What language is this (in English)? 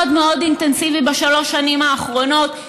Hebrew